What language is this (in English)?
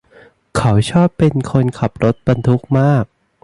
Thai